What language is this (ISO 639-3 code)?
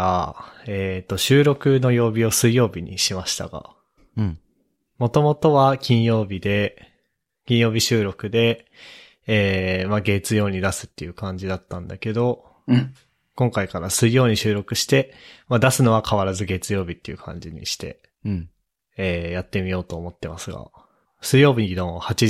jpn